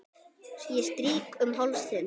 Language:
Icelandic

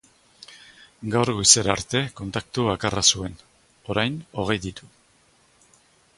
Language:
Basque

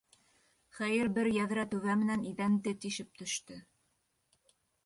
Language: Bashkir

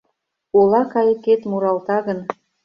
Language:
Mari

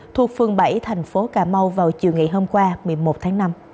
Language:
Vietnamese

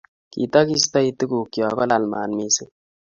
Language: Kalenjin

